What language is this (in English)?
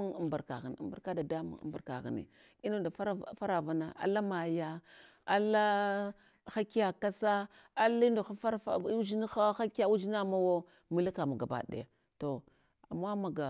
Hwana